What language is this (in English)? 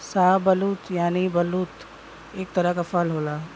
Bhojpuri